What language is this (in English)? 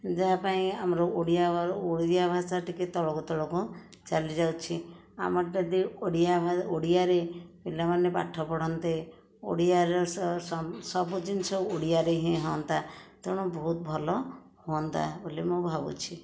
Odia